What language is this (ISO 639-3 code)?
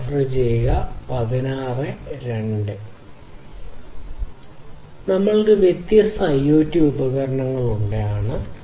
mal